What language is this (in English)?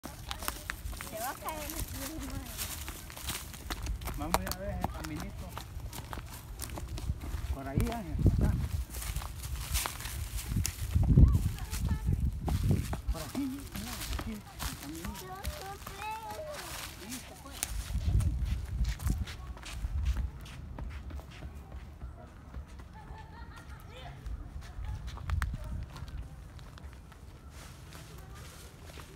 Spanish